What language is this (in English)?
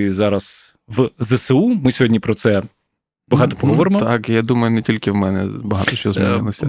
Ukrainian